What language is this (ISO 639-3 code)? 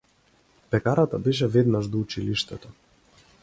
mkd